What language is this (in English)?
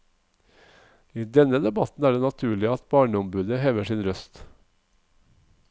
Norwegian